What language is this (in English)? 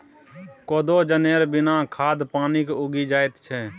Maithili